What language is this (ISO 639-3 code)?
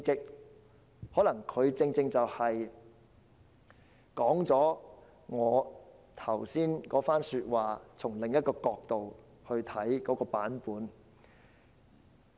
yue